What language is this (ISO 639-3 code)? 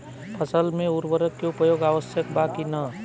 bho